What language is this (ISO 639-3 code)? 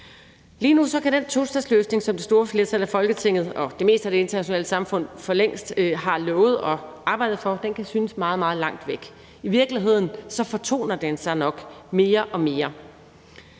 dan